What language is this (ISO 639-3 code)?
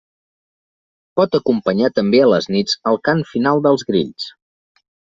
cat